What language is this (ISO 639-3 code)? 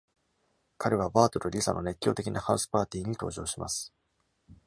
jpn